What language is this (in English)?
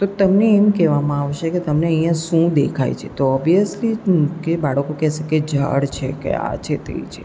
Gujarati